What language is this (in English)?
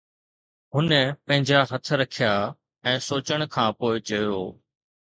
Sindhi